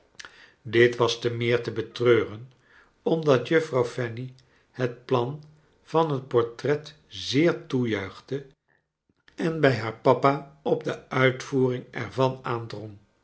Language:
Dutch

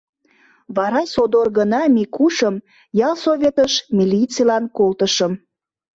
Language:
Mari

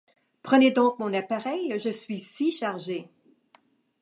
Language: French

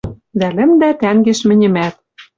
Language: Western Mari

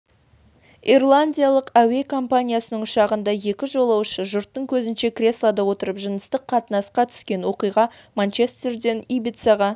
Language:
Kazakh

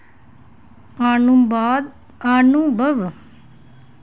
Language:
Dogri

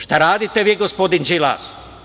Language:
Serbian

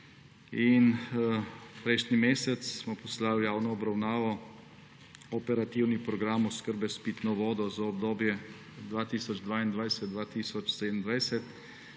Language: Slovenian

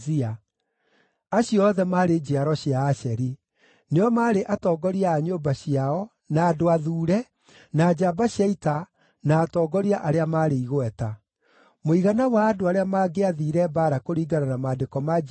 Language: Kikuyu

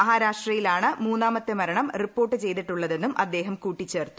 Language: Malayalam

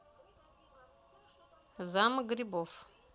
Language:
Russian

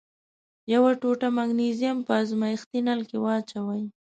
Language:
Pashto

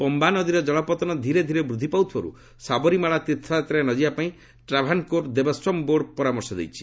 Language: Odia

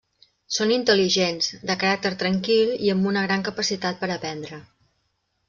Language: Catalan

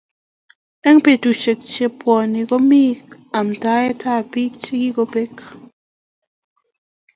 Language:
Kalenjin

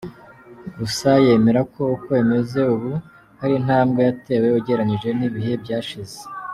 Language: Kinyarwanda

